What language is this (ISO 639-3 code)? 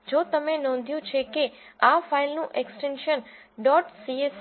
guj